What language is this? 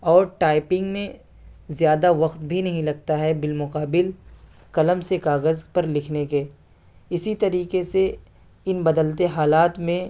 Urdu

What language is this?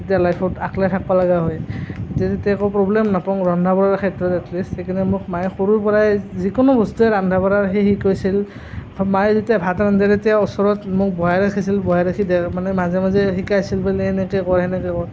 Assamese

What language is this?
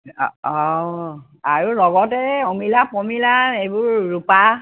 Assamese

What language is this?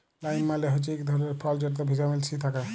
Bangla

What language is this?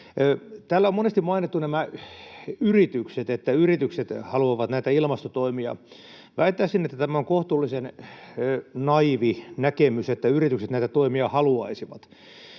Finnish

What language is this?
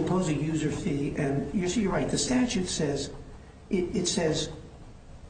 English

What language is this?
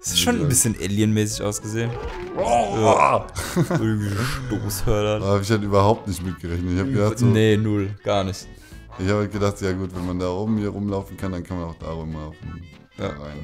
German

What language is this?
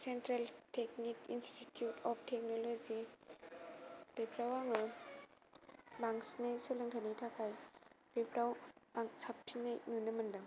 Bodo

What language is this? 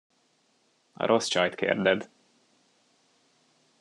Hungarian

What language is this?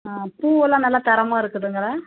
Tamil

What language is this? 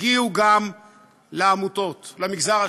Hebrew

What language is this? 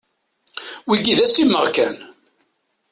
Kabyle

